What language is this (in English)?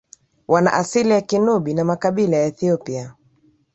Swahili